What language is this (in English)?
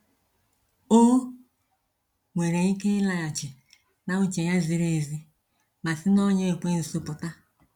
Igbo